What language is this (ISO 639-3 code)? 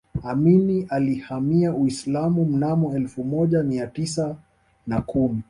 swa